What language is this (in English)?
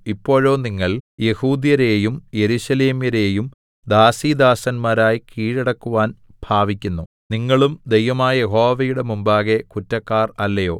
Malayalam